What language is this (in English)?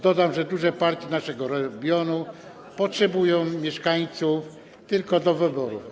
Polish